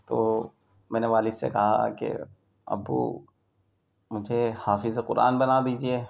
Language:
Urdu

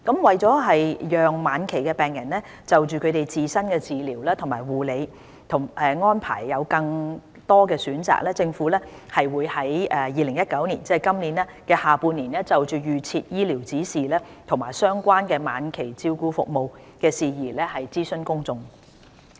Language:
Cantonese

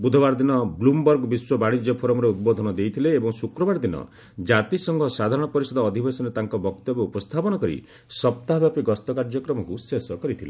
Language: Odia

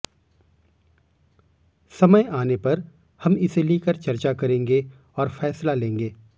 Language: Hindi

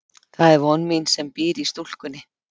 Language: Icelandic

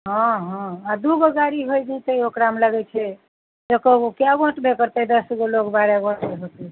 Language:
Maithili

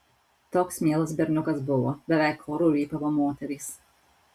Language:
Lithuanian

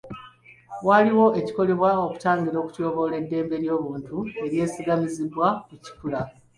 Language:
Ganda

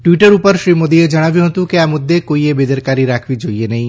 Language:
Gujarati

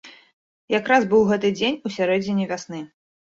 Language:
Belarusian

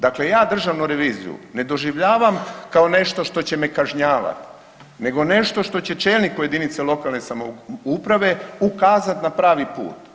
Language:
Croatian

